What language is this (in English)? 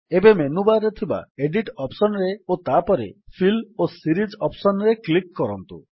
Odia